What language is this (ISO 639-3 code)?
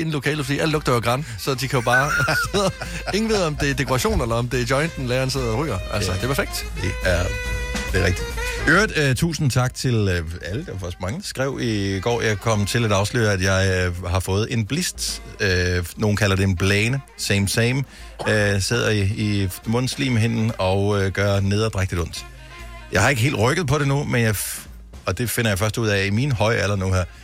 dan